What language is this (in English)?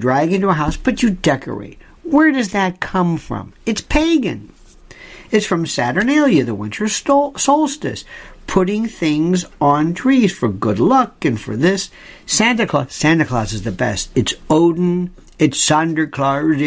English